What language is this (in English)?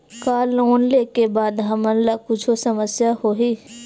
Chhattisgarhi